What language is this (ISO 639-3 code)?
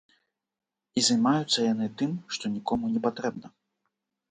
bel